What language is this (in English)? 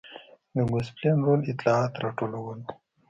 Pashto